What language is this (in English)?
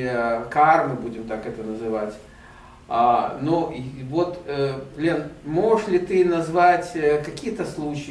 Russian